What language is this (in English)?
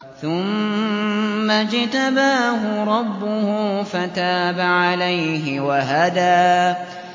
Arabic